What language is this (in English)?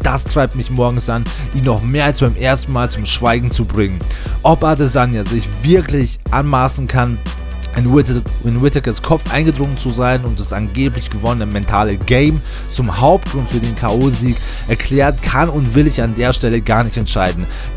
German